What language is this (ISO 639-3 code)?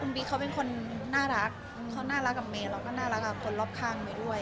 tha